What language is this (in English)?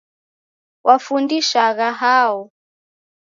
Taita